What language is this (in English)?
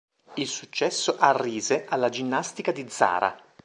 Italian